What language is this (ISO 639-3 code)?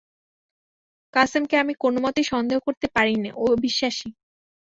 ben